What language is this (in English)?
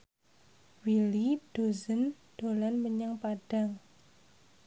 Javanese